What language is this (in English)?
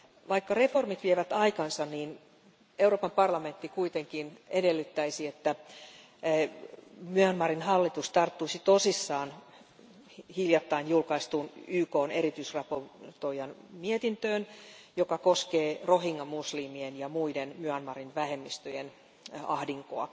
Finnish